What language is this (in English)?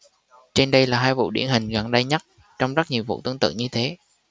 Vietnamese